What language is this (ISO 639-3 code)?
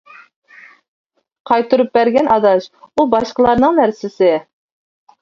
uig